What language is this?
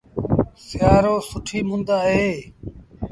Sindhi Bhil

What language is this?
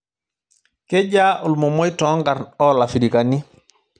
Masai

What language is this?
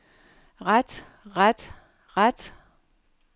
Danish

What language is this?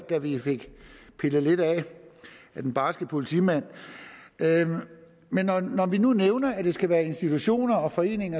Danish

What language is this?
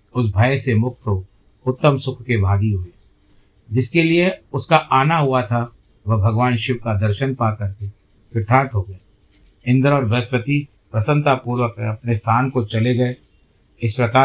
Hindi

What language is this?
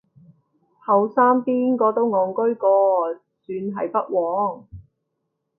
Cantonese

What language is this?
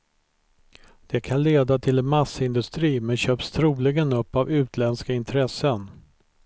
Swedish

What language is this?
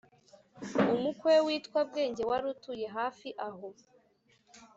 Kinyarwanda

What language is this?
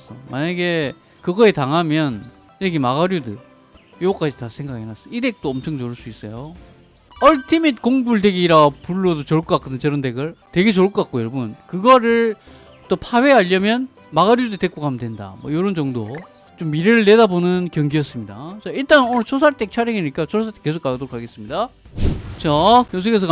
Korean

